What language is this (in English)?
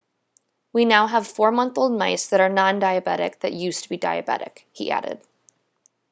English